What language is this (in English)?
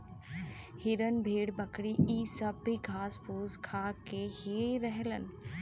Bhojpuri